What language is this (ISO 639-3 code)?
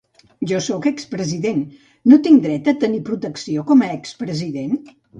cat